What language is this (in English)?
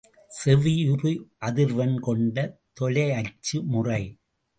Tamil